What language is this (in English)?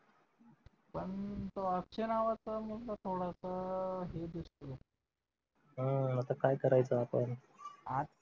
Marathi